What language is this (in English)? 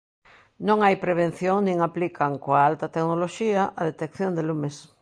Galician